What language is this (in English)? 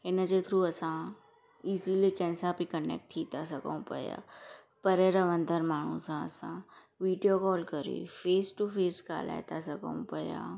Sindhi